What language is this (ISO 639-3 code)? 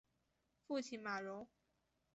zho